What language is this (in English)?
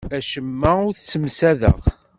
Kabyle